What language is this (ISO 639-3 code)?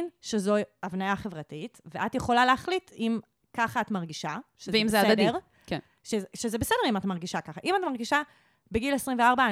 heb